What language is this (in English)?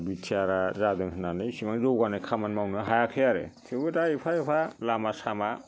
Bodo